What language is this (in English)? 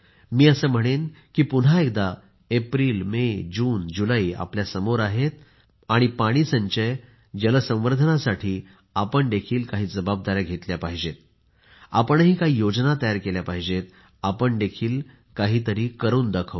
Marathi